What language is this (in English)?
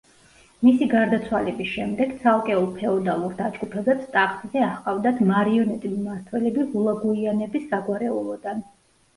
Georgian